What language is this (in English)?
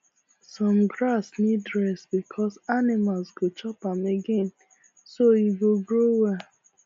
Nigerian Pidgin